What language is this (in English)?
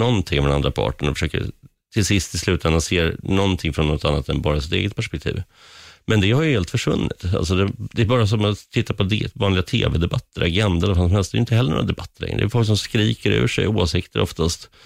Swedish